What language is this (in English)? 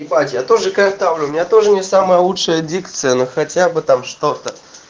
Russian